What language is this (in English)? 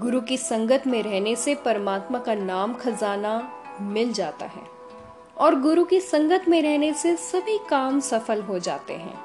Hindi